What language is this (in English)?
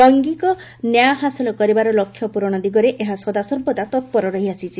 Odia